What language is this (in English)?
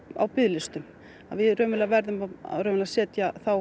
Icelandic